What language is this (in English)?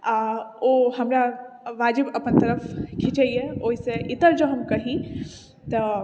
Maithili